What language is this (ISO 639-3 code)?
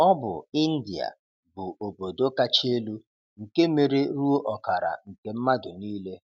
ibo